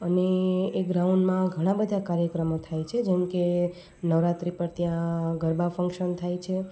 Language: Gujarati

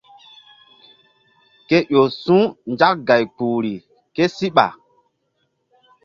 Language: Mbum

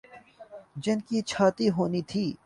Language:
Urdu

